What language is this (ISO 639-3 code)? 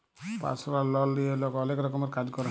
ben